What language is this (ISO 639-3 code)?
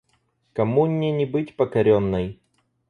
rus